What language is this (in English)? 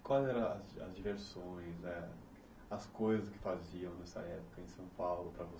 Portuguese